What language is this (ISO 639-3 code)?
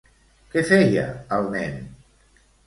cat